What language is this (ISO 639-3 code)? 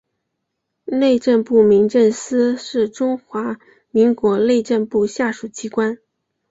zho